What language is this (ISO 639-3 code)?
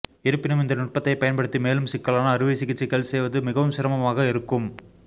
tam